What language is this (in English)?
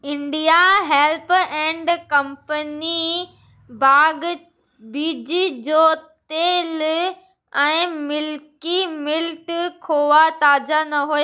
Sindhi